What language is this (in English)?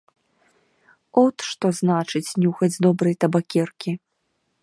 Belarusian